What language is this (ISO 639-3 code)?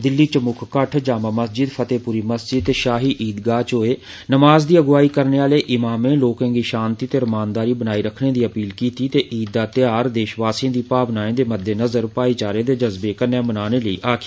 doi